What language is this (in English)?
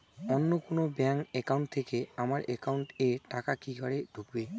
Bangla